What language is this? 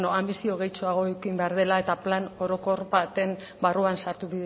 Basque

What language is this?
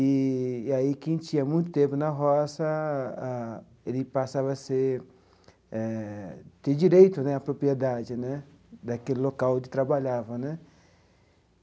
Portuguese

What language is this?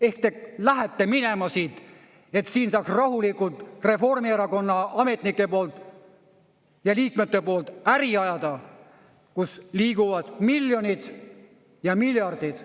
Estonian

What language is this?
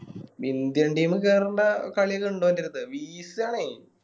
Malayalam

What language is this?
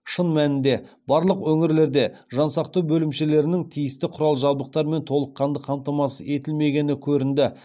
Kazakh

